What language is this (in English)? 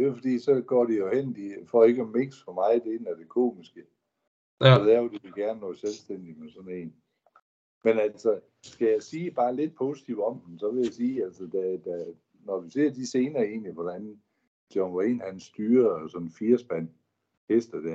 Danish